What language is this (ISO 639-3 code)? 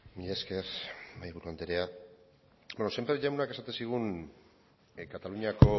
eus